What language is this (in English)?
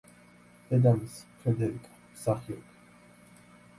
Georgian